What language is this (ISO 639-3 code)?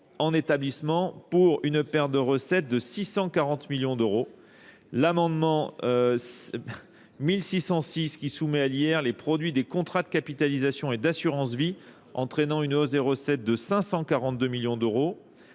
fra